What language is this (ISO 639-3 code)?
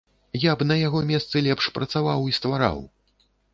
bel